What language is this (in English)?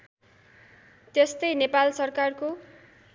Nepali